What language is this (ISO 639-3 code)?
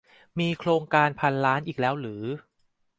tha